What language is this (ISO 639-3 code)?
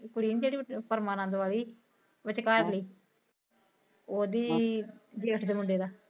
pan